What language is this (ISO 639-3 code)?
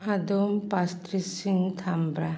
mni